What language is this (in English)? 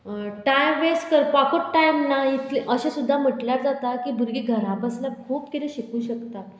Konkani